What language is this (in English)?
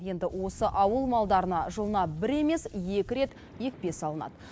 Kazakh